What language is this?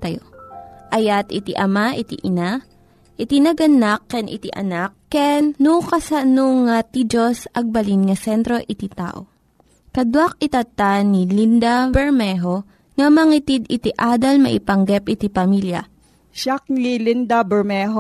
Filipino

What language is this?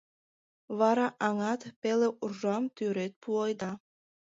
Mari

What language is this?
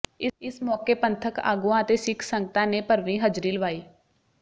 Punjabi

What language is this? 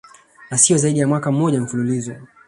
Swahili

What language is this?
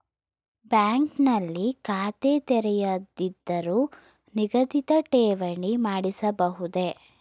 Kannada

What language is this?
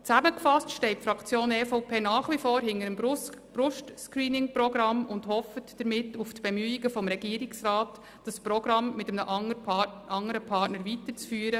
Swiss German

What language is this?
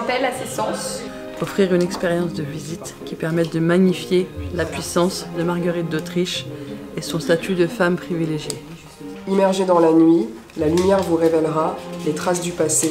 French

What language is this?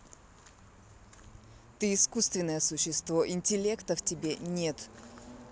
Russian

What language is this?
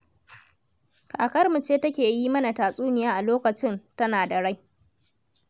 Hausa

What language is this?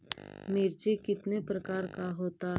Magahi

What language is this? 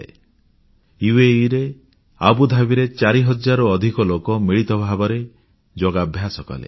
Odia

